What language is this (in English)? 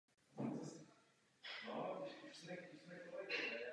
Czech